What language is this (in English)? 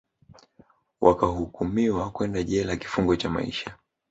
Swahili